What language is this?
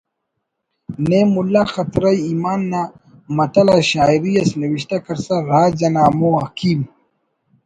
Brahui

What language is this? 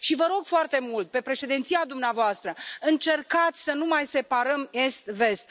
Romanian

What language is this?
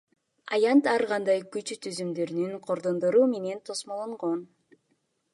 Kyrgyz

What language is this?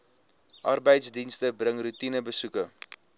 Afrikaans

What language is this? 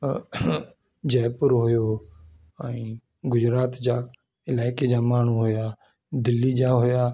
Sindhi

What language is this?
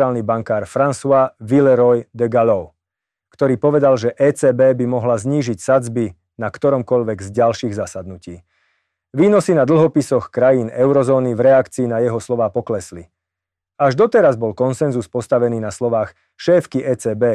Slovak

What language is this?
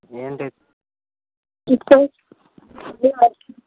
Telugu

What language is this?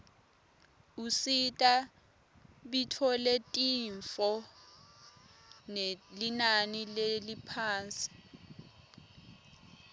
Swati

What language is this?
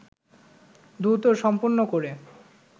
Bangla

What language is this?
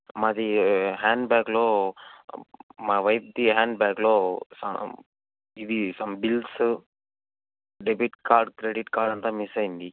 Telugu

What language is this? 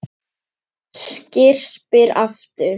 Icelandic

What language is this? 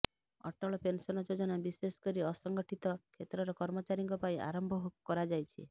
Odia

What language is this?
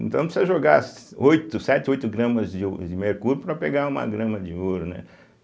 Portuguese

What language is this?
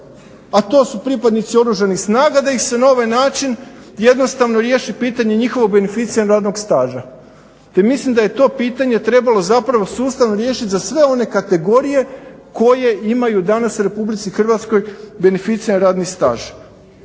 Croatian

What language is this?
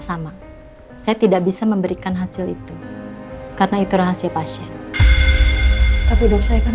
Indonesian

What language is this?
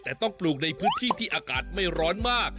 Thai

